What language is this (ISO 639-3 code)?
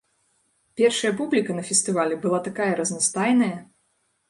bel